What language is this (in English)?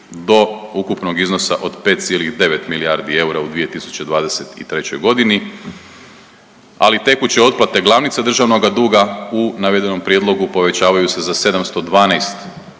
Croatian